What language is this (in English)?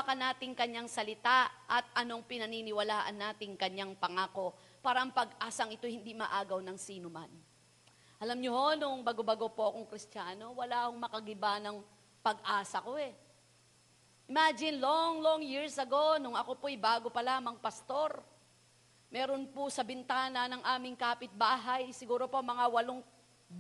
Filipino